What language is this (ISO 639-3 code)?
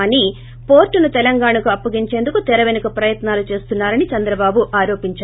tel